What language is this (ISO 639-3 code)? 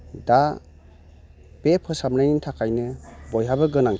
brx